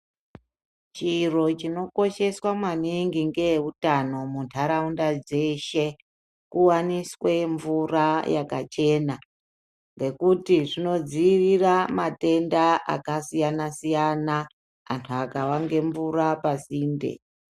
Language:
Ndau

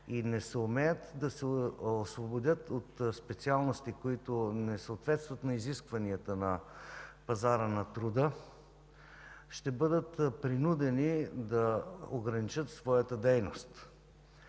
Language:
Bulgarian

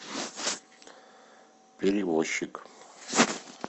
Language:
Russian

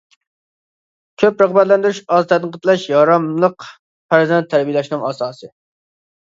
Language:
Uyghur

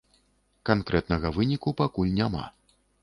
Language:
Belarusian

